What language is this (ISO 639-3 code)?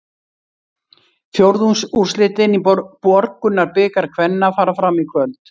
isl